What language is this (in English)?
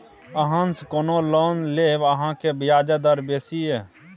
Maithili